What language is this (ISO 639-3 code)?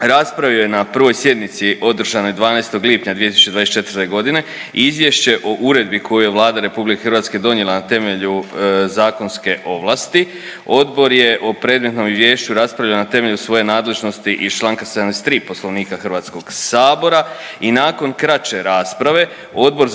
hrv